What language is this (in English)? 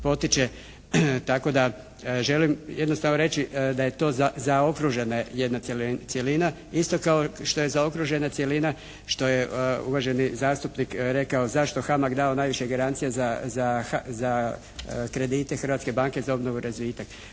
Croatian